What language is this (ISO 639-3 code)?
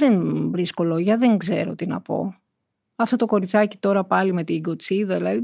ell